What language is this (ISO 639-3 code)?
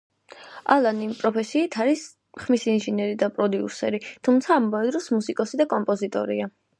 kat